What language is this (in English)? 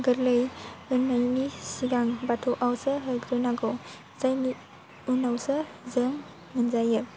Bodo